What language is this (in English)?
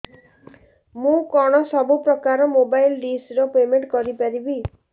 Odia